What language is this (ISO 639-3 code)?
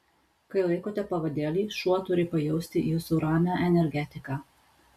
lit